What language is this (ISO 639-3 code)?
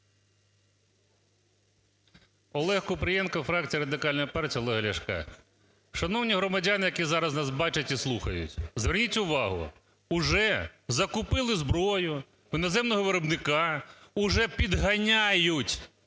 ukr